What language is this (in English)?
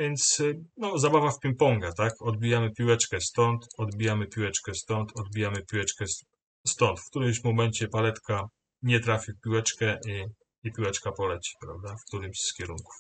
Polish